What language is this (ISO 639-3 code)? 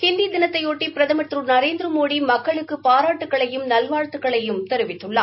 tam